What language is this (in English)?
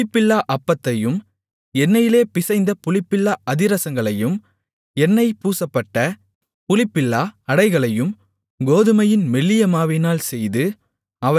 Tamil